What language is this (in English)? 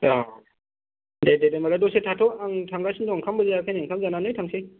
Bodo